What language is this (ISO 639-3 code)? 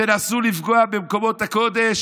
heb